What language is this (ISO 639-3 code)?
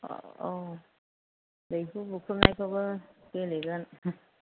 brx